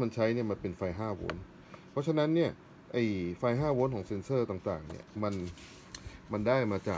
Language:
Thai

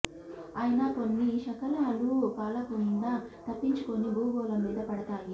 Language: Telugu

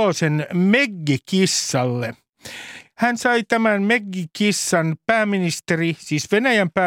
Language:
Finnish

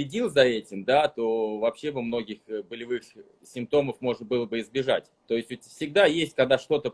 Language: Russian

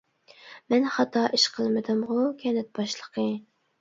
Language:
Uyghur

